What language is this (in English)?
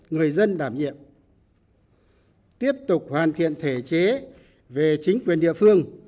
Vietnamese